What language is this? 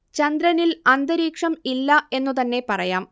Malayalam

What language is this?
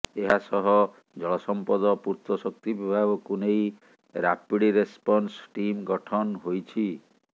Odia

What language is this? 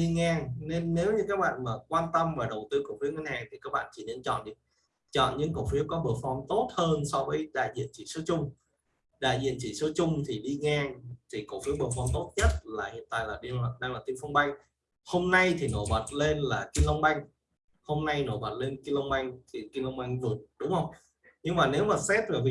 Vietnamese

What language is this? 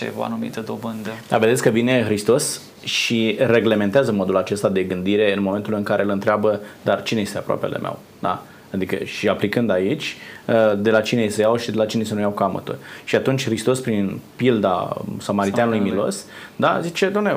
Romanian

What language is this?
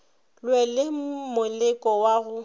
Northern Sotho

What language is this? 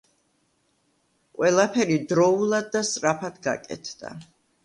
Georgian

